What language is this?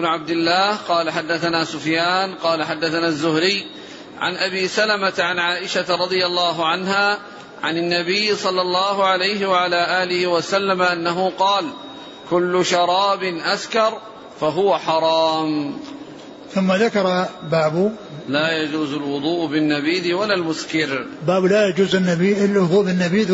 Arabic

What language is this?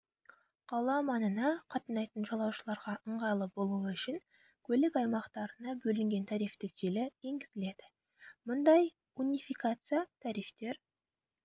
Kazakh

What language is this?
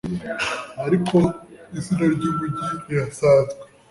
Kinyarwanda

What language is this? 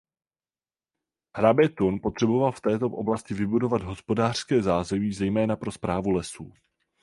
Czech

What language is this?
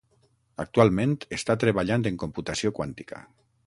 Catalan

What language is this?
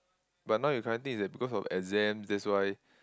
English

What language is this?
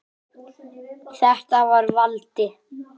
Icelandic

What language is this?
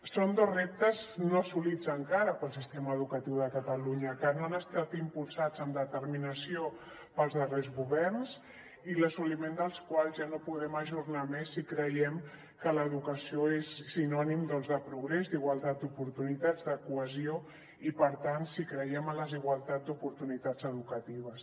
Catalan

